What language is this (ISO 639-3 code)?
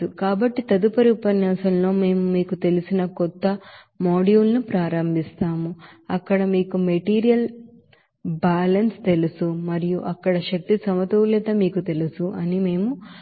tel